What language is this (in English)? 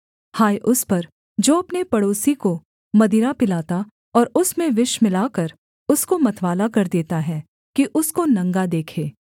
Hindi